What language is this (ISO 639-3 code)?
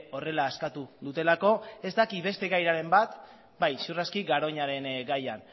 eus